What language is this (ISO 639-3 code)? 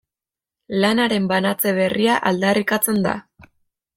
eus